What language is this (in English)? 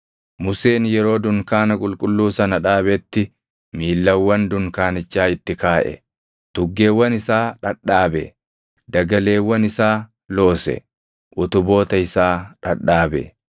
Oromo